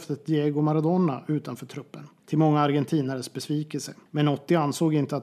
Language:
Swedish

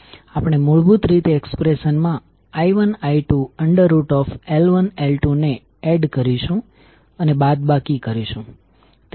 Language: Gujarati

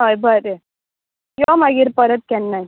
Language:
Konkani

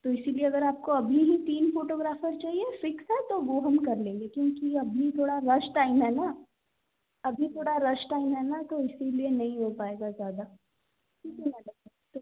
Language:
Hindi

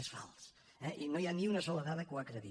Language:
Catalan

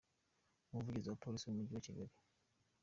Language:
Kinyarwanda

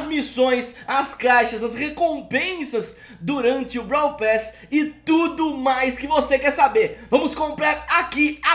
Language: Portuguese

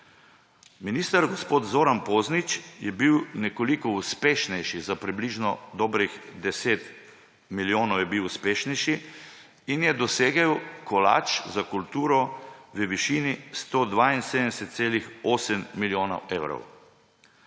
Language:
Slovenian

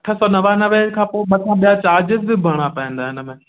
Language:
Sindhi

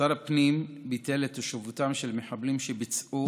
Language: Hebrew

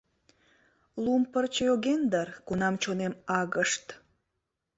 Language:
Mari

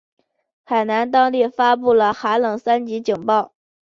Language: Chinese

